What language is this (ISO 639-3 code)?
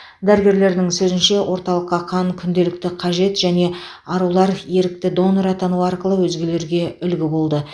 kaz